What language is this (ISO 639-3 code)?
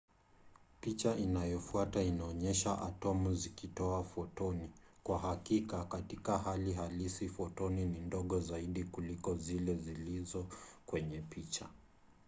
swa